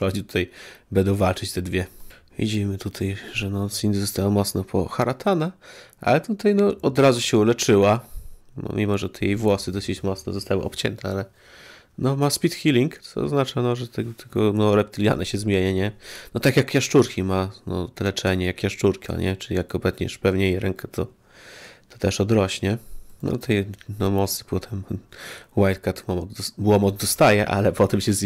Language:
Polish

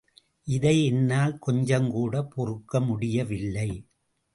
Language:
Tamil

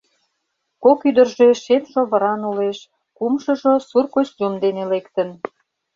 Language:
Mari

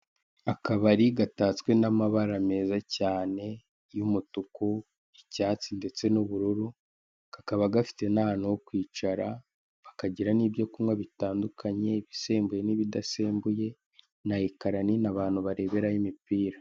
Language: Kinyarwanda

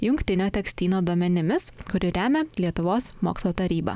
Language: Lithuanian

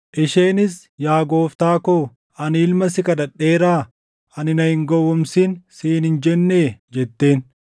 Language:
Oromo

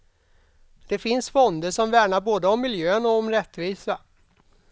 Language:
Swedish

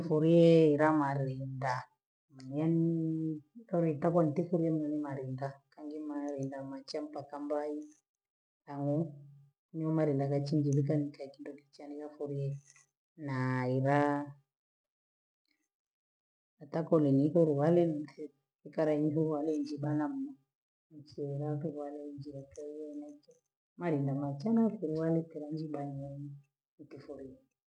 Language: Gweno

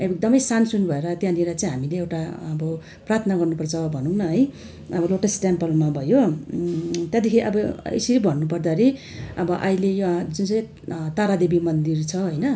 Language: Nepali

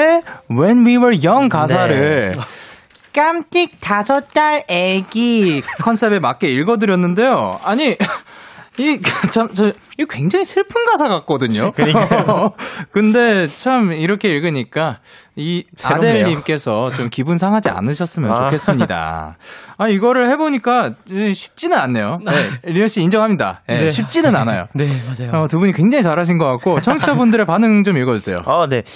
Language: Korean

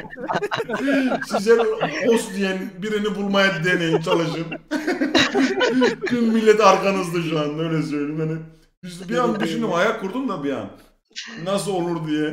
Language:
Turkish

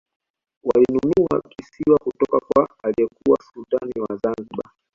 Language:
Swahili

